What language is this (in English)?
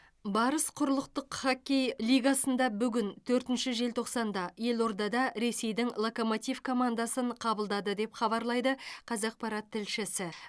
Kazakh